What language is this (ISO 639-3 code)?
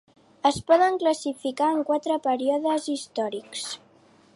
cat